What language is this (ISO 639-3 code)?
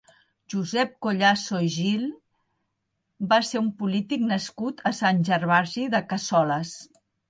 cat